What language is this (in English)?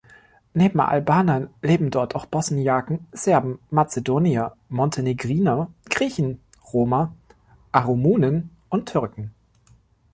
German